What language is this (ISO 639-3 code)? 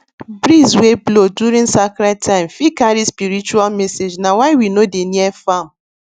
pcm